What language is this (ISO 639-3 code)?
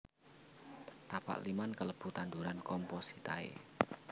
jav